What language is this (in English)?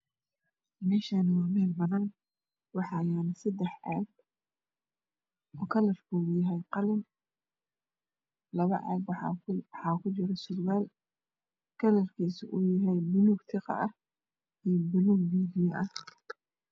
Somali